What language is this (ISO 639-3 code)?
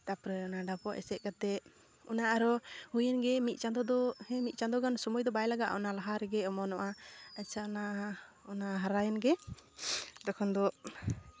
sat